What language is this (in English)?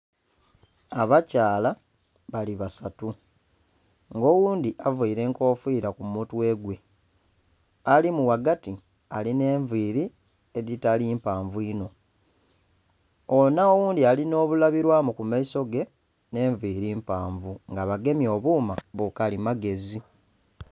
Soga